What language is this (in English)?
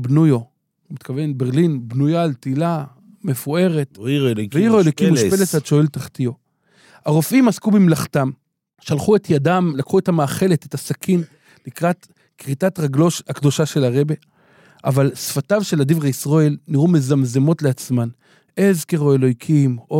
Hebrew